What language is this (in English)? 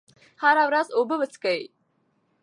Pashto